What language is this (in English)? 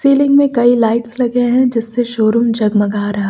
Hindi